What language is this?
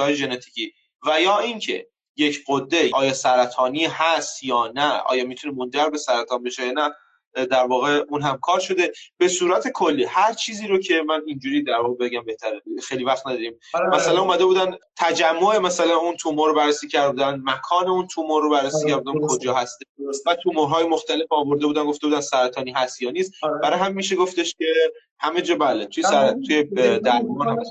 Persian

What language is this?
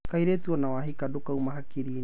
Kikuyu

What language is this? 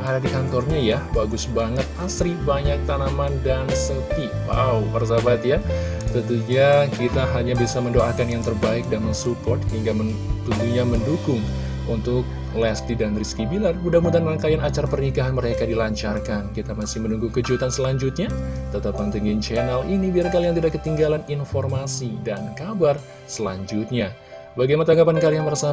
Indonesian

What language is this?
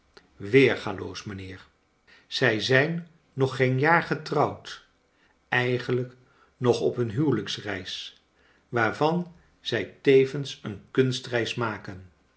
Dutch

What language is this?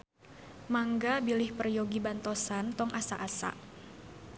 Sundanese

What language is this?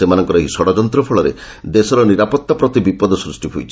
Odia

